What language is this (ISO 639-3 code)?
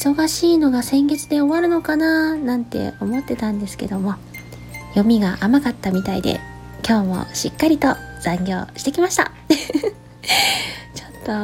jpn